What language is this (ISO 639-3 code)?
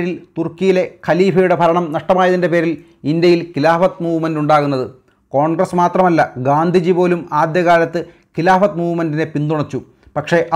mal